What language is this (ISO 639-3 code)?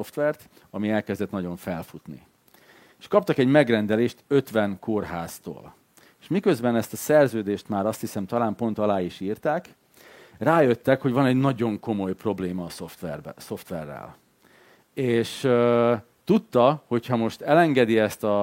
hun